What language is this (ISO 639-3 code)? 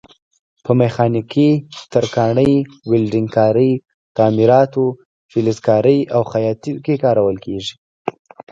pus